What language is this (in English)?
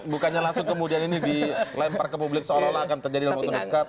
Indonesian